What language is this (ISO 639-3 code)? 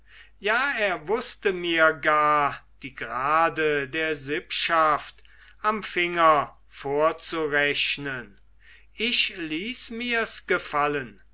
deu